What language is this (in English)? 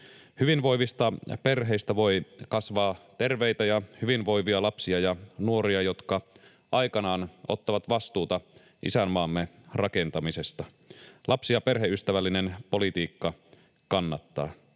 Finnish